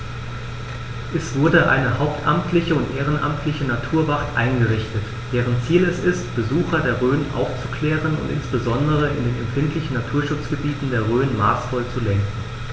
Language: German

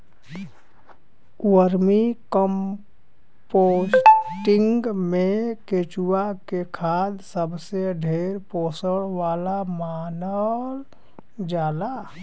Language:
Bhojpuri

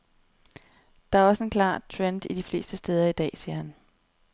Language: Danish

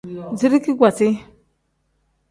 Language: Tem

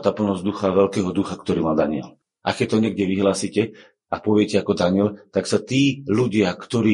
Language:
Slovak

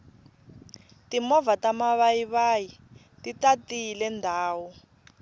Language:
Tsonga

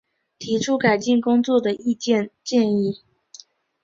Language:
Chinese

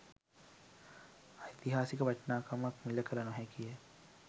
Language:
Sinhala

